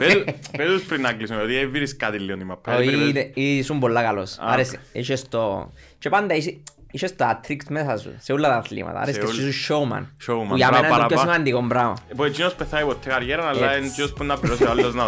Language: Greek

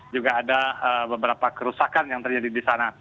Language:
Indonesian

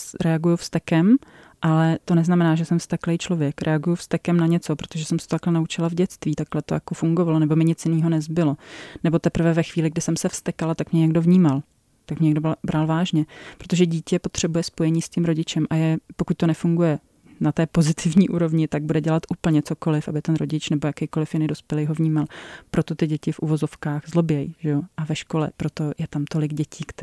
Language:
Czech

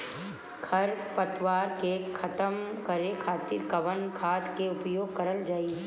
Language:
Bhojpuri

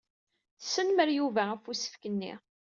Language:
Kabyle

